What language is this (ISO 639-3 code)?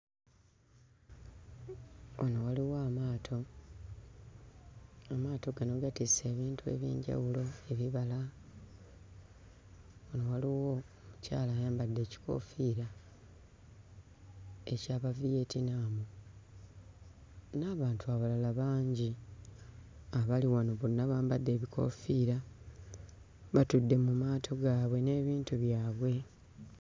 lug